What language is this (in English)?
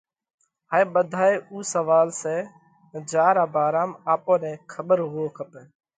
Parkari Koli